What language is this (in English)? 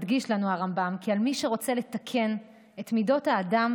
Hebrew